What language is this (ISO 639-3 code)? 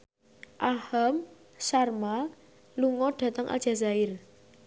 jav